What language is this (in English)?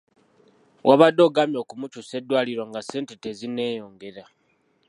Ganda